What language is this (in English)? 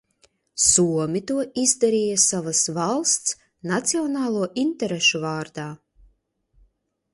Latvian